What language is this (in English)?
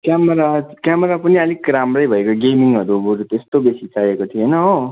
Nepali